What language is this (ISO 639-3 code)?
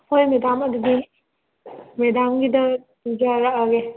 mni